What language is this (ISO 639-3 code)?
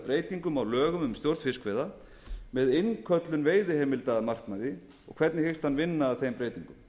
isl